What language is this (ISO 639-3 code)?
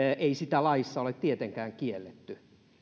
fin